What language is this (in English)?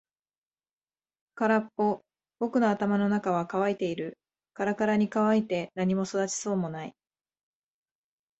Japanese